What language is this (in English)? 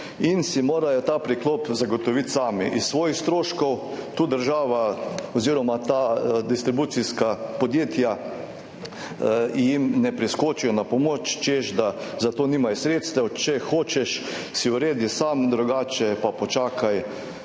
Slovenian